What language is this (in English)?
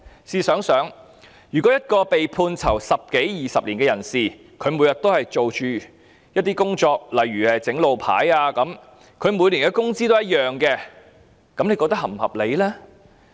Cantonese